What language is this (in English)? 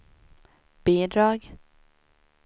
Swedish